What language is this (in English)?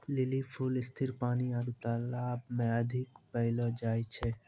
Maithili